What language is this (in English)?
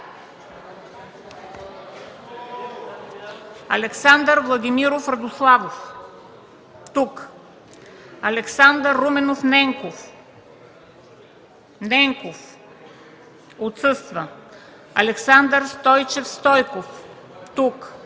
Bulgarian